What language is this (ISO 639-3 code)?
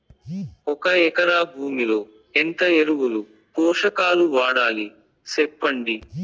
tel